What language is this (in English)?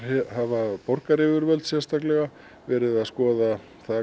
Icelandic